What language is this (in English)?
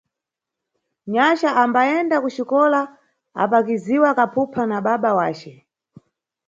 Nyungwe